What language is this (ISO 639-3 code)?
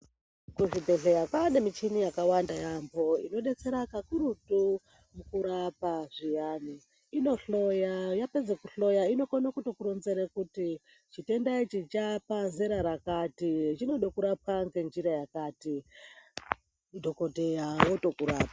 ndc